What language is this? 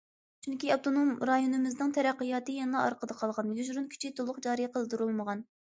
Uyghur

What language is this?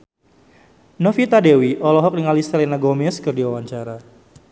Sundanese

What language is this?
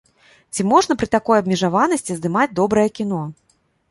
Belarusian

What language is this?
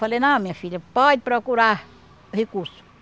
Portuguese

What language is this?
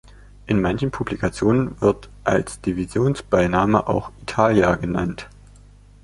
German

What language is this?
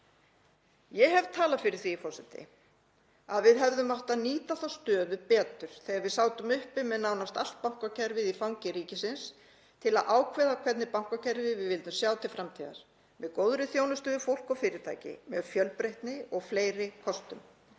Icelandic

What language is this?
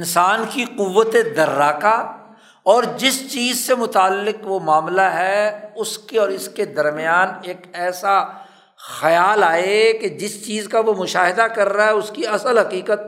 Urdu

